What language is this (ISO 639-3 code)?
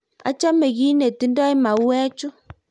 kln